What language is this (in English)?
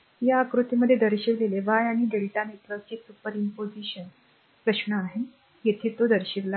Marathi